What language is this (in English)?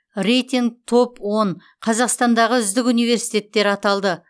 Kazakh